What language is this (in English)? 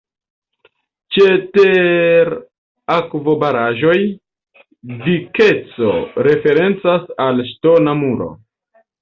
Esperanto